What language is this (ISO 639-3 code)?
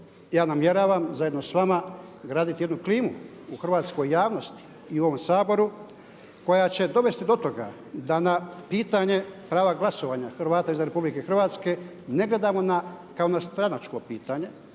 hrv